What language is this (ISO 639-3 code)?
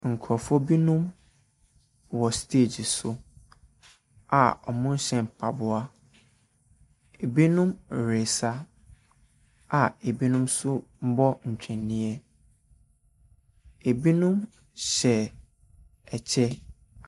aka